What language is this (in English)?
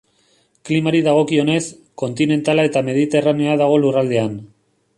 Basque